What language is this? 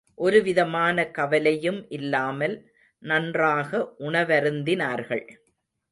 Tamil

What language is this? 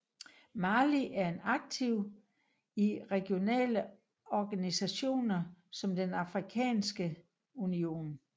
Danish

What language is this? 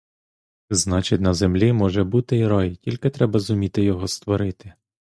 Ukrainian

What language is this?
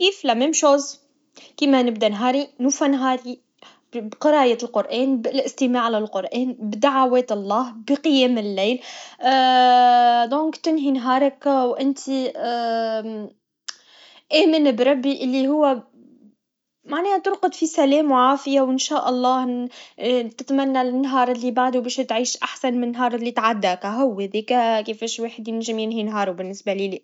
Tunisian Arabic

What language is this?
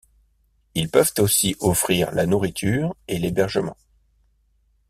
French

